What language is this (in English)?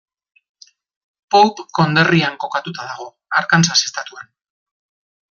Basque